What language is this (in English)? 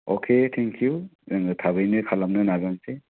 Bodo